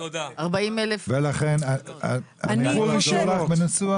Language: Hebrew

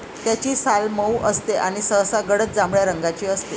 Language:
Marathi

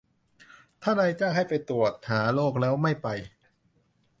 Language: Thai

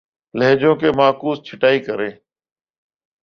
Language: Urdu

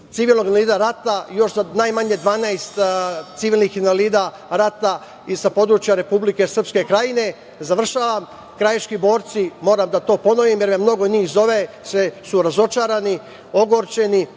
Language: Serbian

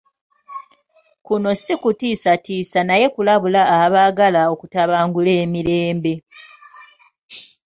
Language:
Ganda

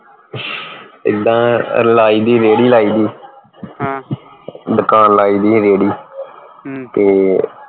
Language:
Punjabi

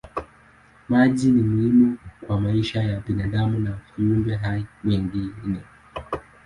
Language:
Swahili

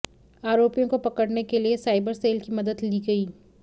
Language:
Hindi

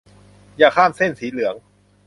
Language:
Thai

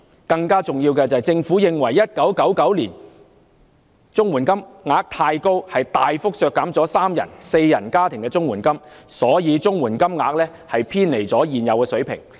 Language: Cantonese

